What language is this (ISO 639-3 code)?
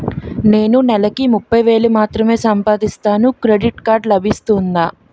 tel